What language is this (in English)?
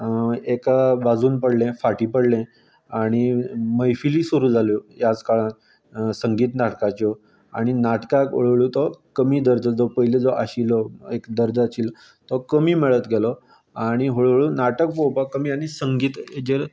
Konkani